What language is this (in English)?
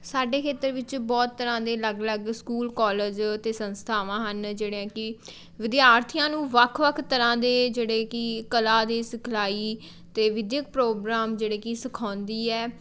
Punjabi